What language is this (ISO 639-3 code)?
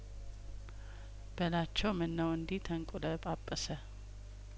amh